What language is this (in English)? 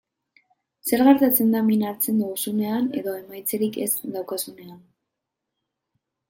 Basque